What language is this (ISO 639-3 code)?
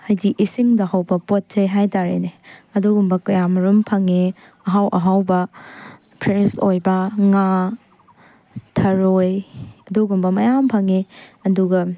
mni